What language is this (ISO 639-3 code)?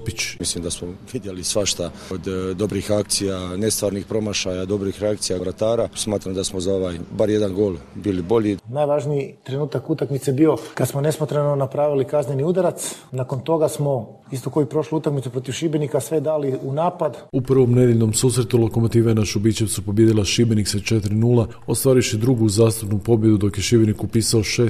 hrv